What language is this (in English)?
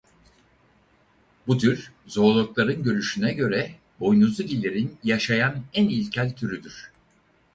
Turkish